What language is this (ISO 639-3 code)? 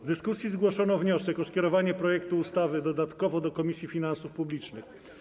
pol